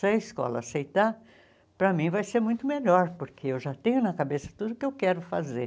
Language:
Portuguese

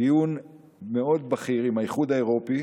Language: Hebrew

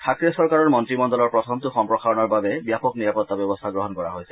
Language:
Assamese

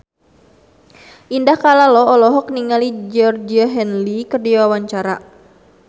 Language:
Sundanese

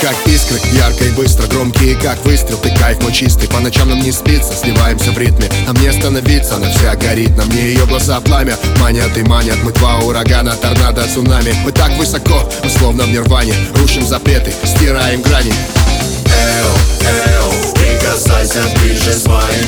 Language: Russian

